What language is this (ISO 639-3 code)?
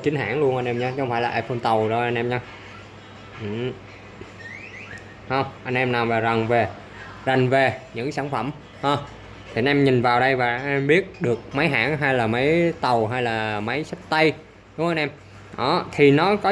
vie